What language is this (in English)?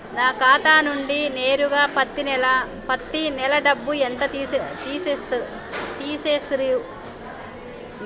Telugu